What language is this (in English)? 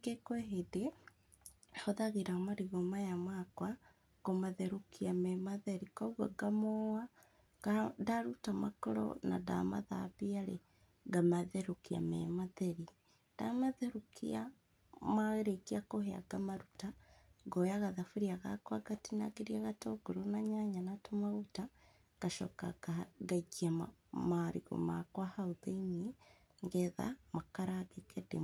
Kikuyu